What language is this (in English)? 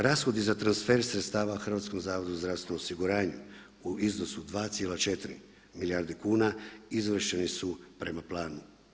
Croatian